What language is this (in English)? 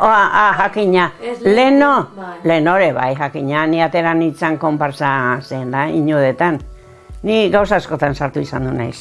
Spanish